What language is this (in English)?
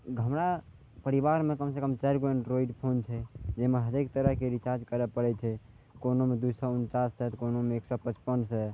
Maithili